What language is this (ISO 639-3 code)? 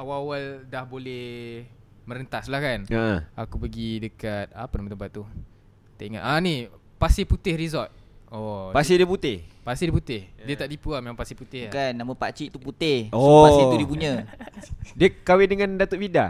msa